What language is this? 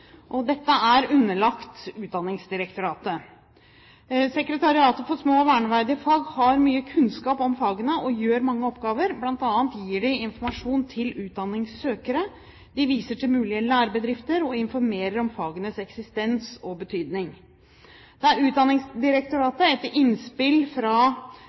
Norwegian Bokmål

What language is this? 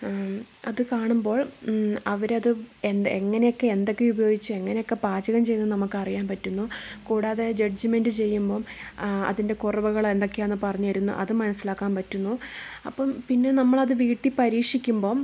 Malayalam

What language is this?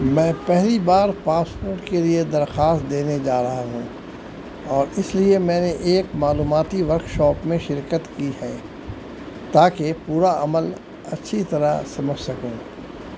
Urdu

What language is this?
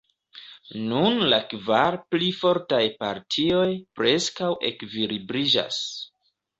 Esperanto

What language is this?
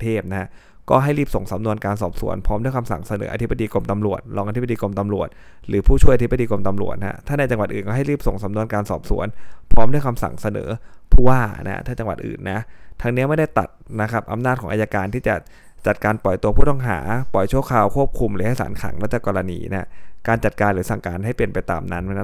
Thai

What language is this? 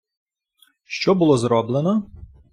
Ukrainian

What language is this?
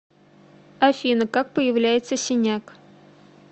Russian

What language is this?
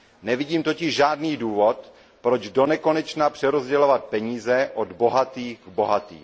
Czech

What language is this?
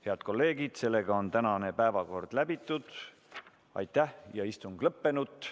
Estonian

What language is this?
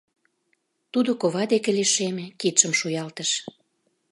Mari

